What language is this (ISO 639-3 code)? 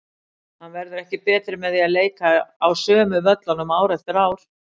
isl